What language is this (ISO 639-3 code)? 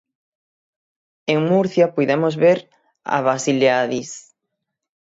glg